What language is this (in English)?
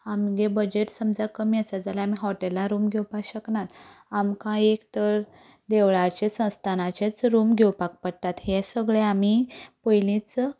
Konkani